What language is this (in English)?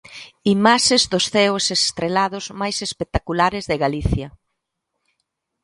Galician